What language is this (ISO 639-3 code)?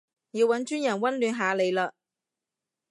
yue